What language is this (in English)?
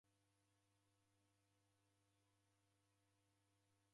Taita